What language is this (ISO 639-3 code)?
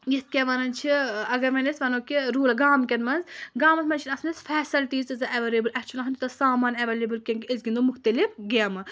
kas